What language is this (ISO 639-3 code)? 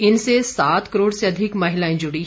hin